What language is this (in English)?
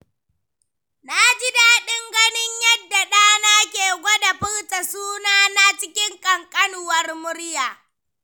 Hausa